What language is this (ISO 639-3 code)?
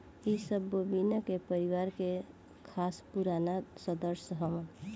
bho